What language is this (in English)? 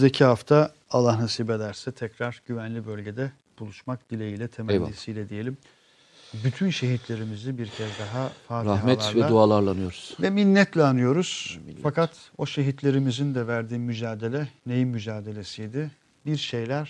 Turkish